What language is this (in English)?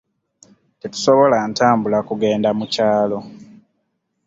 Ganda